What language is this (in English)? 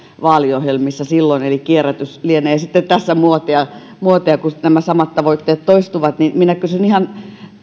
Finnish